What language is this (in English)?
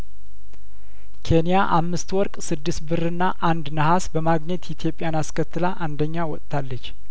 Amharic